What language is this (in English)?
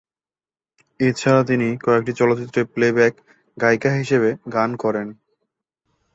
Bangla